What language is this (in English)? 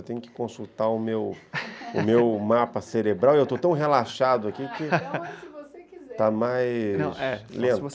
Portuguese